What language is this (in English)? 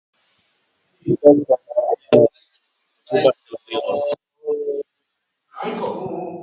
Basque